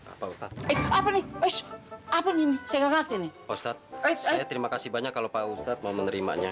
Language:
Indonesian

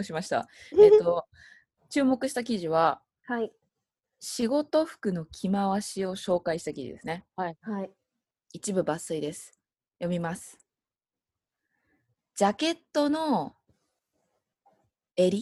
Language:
Japanese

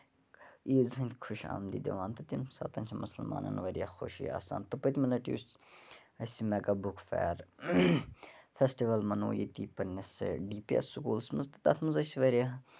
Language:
Kashmiri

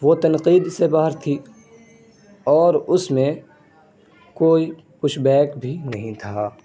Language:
Urdu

